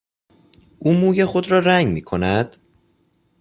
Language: Persian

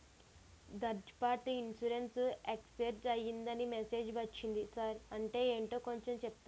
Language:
Telugu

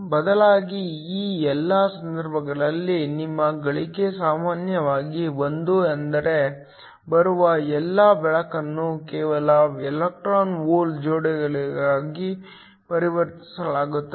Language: Kannada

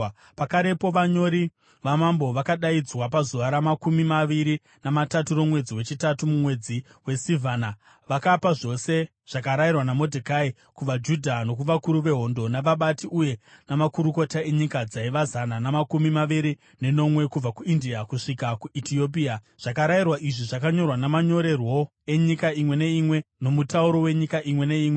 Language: Shona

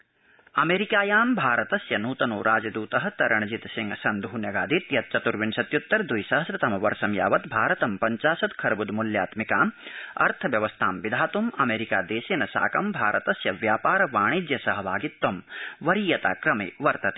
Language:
Sanskrit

